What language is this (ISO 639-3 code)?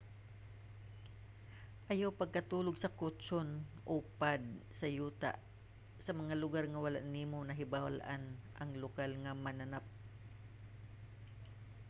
ceb